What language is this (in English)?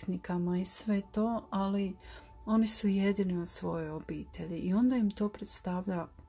Croatian